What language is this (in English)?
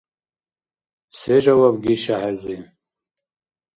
Dargwa